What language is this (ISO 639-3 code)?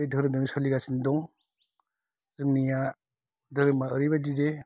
brx